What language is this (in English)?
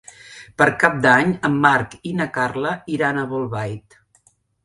Catalan